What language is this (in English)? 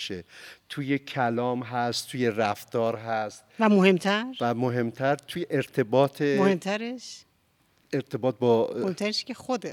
Persian